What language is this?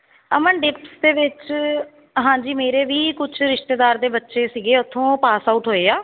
Punjabi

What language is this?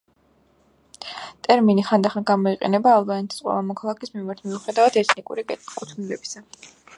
Georgian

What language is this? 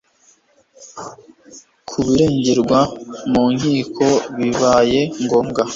Kinyarwanda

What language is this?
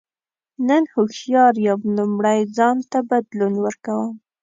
Pashto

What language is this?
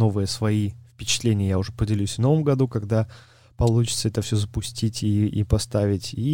Russian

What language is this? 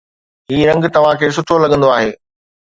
Sindhi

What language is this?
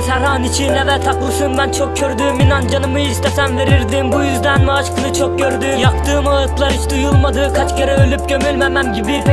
Turkish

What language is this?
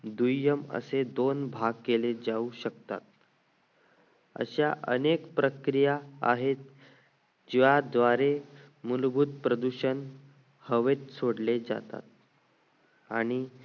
Marathi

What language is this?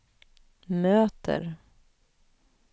Swedish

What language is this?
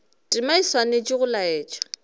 Northern Sotho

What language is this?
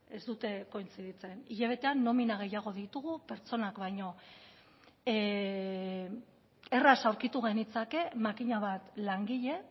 Basque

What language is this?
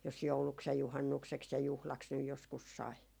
Finnish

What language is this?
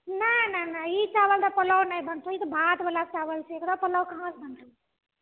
Maithili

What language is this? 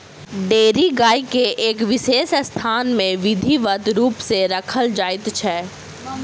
Maithili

